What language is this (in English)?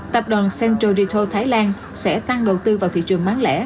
Vietnamese